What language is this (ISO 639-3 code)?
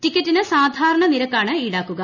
mal